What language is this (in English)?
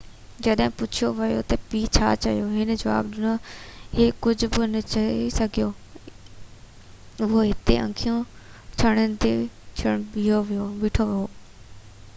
Sindhi